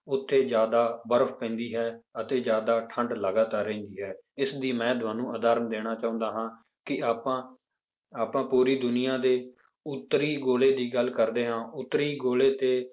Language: Punjabi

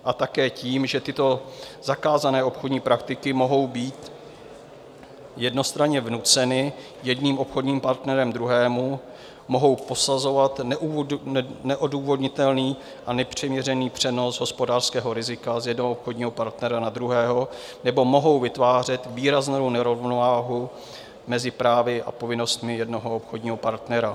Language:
Czech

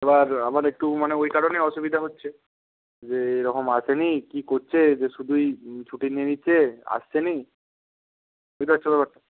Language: Bangla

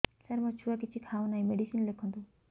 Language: Odia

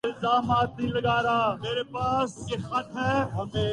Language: Urdu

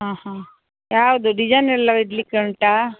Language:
Kannada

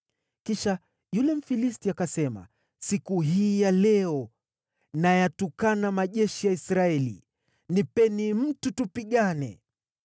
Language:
Swahili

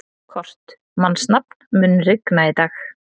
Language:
Icelandic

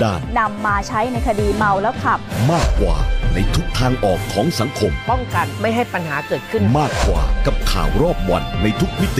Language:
Thai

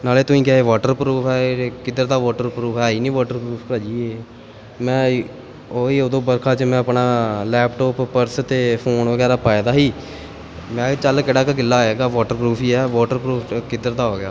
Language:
Punjabi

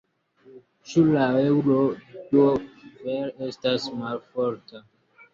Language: Esperanto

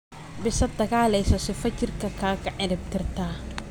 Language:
Somali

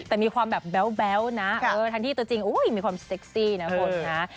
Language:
Thai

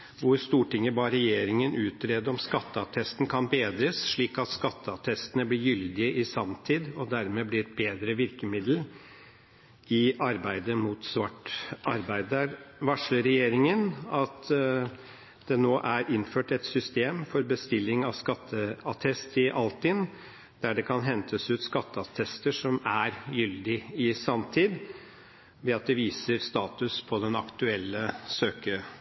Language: Norwegian Bokmål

